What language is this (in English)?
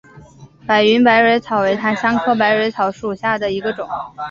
Chinese